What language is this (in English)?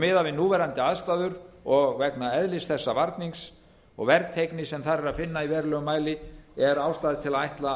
Icelandic